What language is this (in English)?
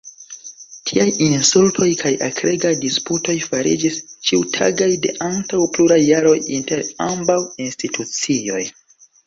Esperanto